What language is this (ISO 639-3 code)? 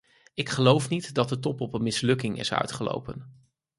nld